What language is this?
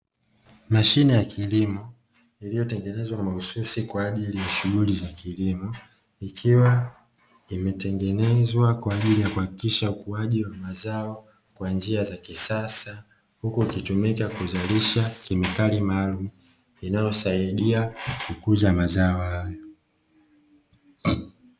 Swahili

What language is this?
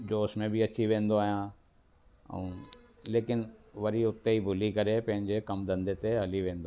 Sindhi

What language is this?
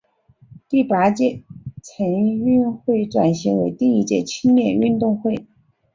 Chinese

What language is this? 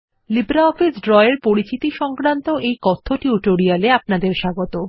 Bangla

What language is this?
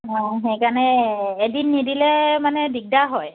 Assamese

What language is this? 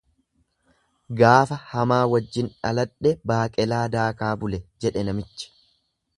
Oromo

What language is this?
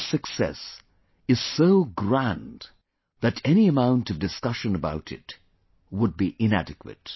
English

